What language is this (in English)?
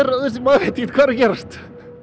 Icelandic